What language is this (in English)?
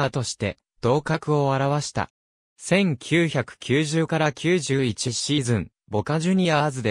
Japanese